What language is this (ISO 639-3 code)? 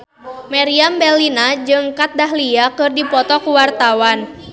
sun